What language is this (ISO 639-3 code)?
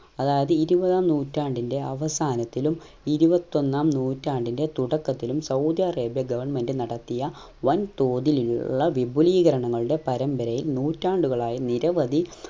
mal